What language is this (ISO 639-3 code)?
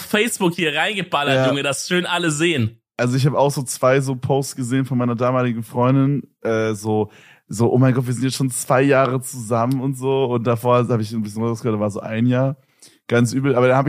deu